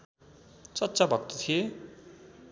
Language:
Nepali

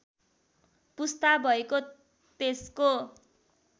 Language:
Nepali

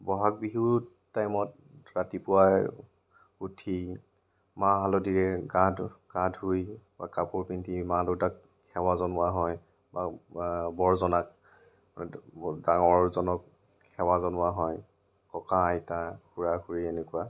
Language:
Assamese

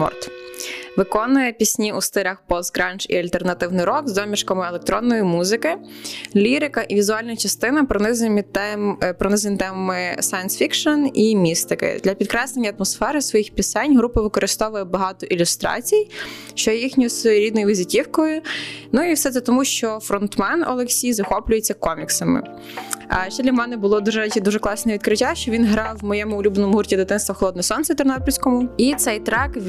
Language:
Ukrainian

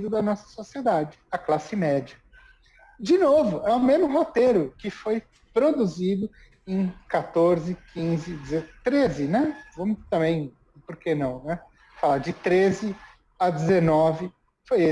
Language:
Portuguese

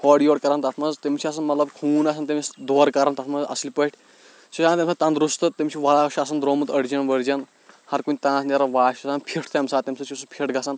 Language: Kashmiri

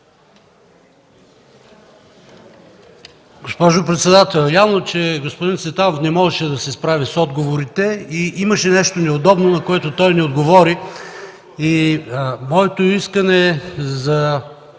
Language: Bulgarian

